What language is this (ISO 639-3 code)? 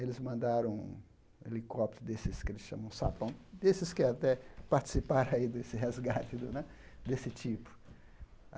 por